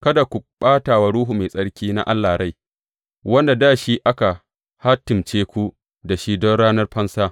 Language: Hausa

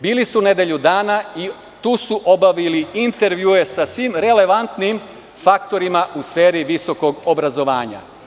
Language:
Serbian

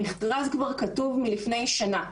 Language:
Hebrew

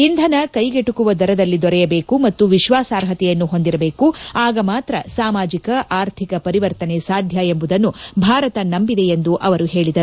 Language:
Kannada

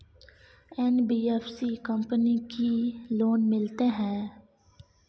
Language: Maithili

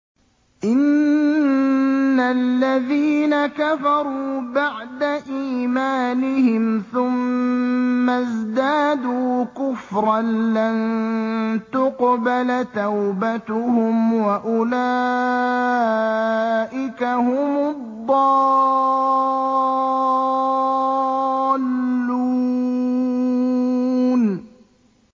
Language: Arabic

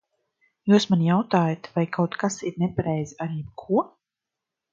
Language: Latvian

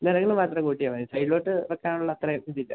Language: Malayalam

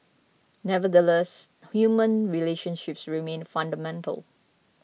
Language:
English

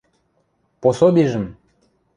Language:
Western Mari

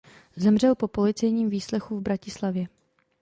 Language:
Czech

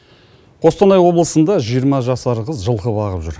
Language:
Kazakh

